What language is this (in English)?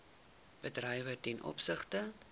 Afrikaans